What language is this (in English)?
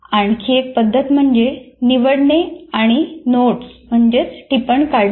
Marathi